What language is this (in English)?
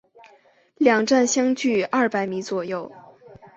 Chinese